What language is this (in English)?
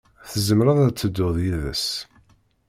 Kabyle